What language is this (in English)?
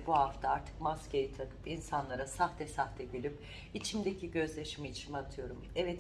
Turkish